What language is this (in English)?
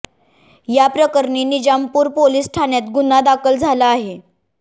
Marathi